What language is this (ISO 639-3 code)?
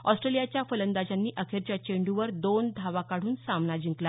mar